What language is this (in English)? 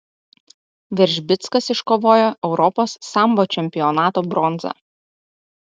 Lithuanian